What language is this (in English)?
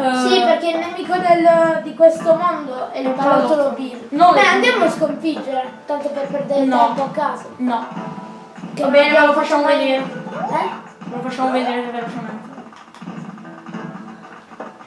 Italian